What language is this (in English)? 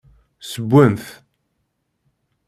Kabyle